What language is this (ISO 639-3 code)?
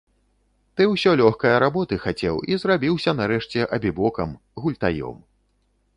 bel